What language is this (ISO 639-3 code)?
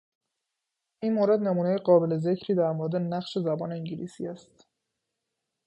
fas